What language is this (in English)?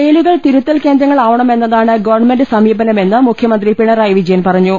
Malayalam